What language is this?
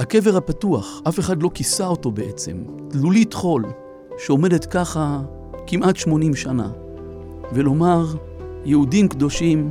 Hebrew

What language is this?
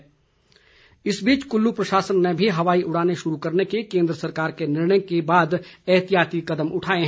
Hindi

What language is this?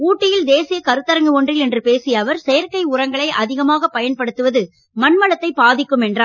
Tamil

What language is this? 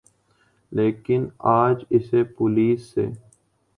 Urdu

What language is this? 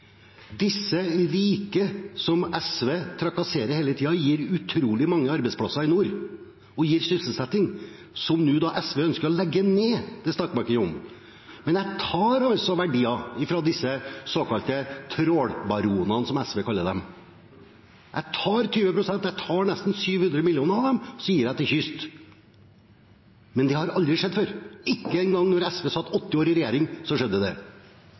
Norwegian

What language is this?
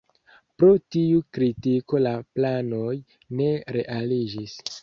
Esperanto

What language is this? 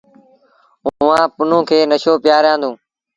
Sindhi Bhil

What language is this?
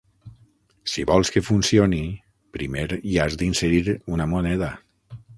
Catalan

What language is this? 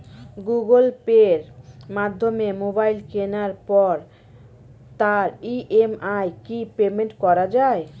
Bangla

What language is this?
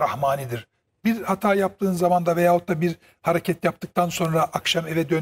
Turkish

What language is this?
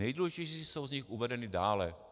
Czech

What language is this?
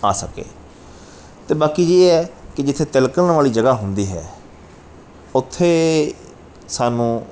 Punjabi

